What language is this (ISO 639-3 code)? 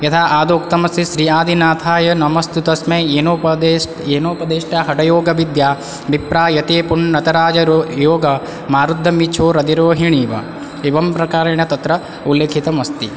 san